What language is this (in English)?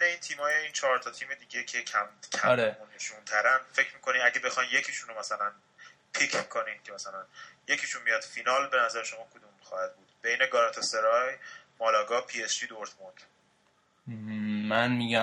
Persian